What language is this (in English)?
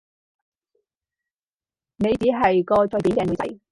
Cantonese